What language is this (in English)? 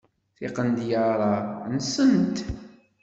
Kabyle